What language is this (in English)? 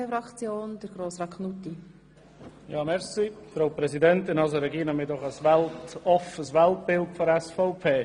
Swiss German